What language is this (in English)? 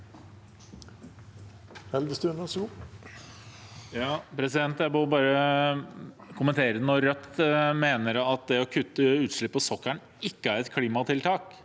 Norwegian